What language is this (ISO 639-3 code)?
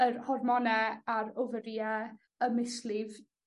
cym